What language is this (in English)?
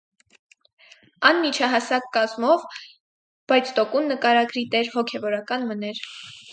Armenian